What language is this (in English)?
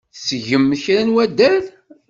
Kabyle